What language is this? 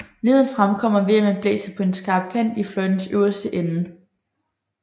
Danish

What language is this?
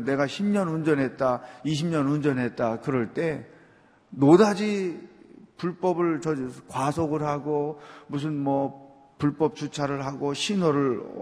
Korean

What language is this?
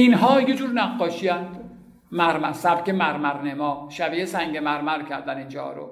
Persian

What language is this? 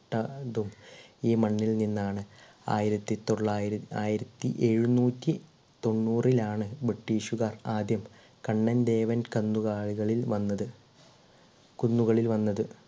Malayalam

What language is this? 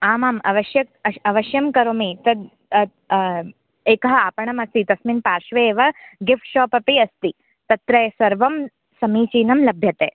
Sanskrit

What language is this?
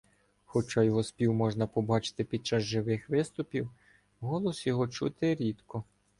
Ukrainian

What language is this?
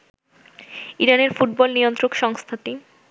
Bangla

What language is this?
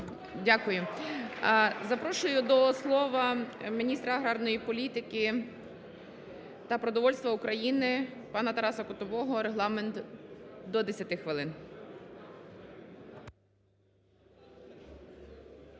Ukrainian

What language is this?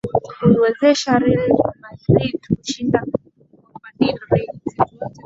Swahili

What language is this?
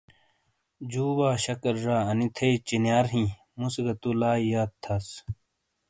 Shina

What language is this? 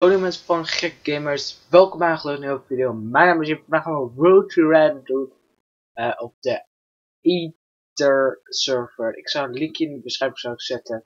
Dutch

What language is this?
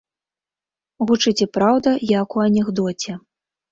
Belarusian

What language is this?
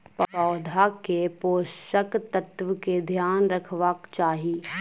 Maithili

